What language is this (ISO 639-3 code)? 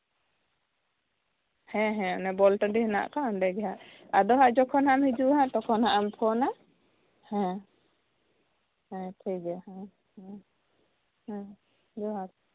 sat